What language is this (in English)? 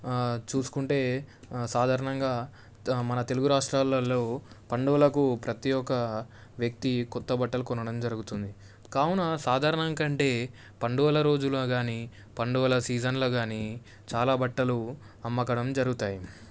Telugu